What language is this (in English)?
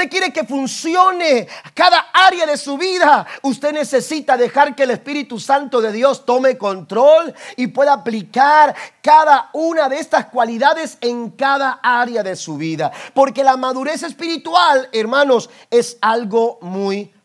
Spanish